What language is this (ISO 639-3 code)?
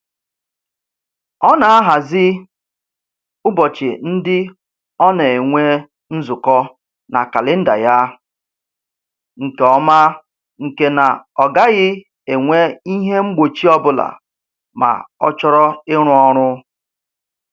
ibo